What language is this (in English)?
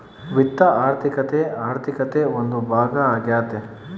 Kannada